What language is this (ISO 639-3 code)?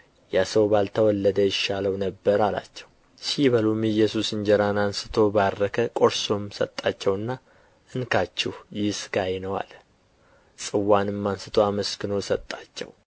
amh